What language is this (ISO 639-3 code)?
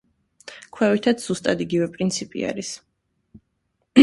kat